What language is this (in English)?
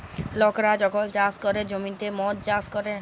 Bangla